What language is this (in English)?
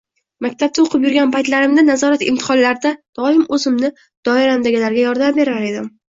Uzbek